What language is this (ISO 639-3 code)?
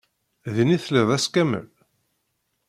kab